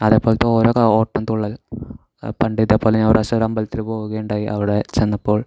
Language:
Malayalam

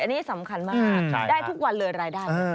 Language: Thai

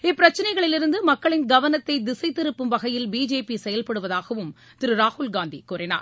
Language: Tamil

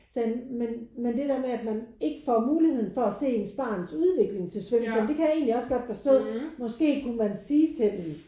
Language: Danish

